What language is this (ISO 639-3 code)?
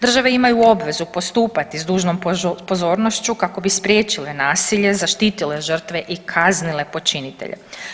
hrv